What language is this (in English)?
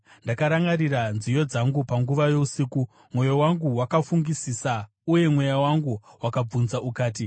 Shona